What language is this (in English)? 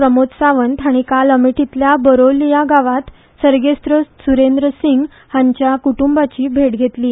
Konkani